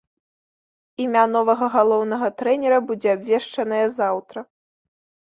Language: Belarusian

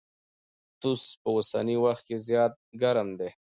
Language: Pashto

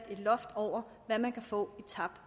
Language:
Danish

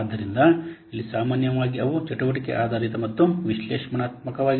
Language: Kannada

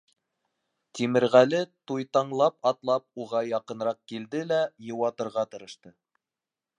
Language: Bashkir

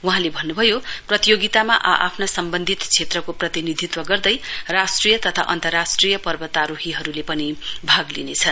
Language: Nepali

